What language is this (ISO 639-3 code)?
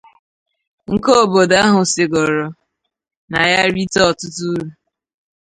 ibo